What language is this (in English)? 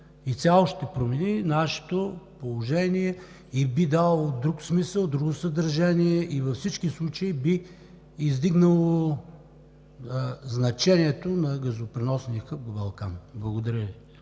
Bulgarian